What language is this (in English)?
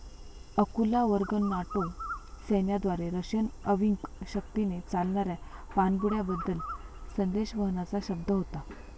Marathi